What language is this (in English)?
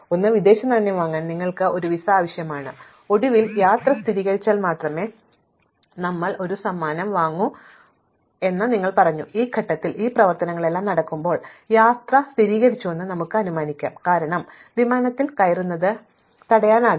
Malayalam